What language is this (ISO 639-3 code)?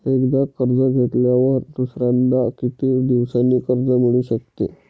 mar